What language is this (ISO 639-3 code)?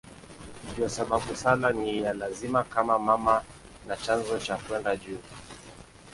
swa